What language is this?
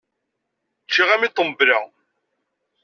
Kabyle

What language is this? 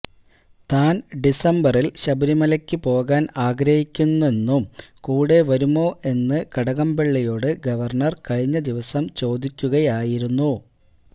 Malayalam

